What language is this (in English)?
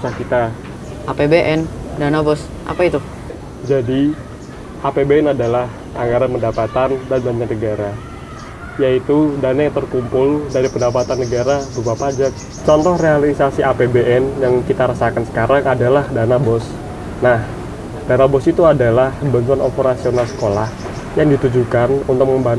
Indonesian